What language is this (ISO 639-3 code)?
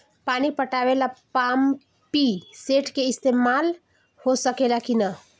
bho